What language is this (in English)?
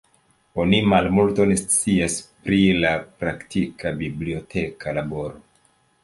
Esperanto